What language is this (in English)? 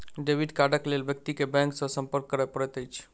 Maithili